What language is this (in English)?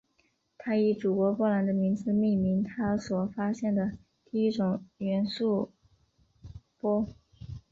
Chinese